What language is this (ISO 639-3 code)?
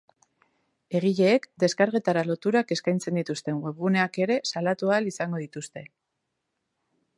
eus